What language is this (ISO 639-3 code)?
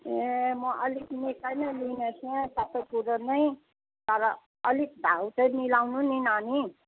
nep